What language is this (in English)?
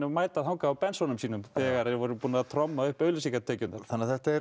Icelandic